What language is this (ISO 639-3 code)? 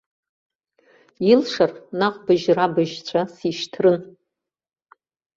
abk